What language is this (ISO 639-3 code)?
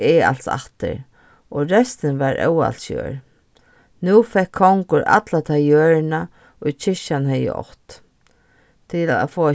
fao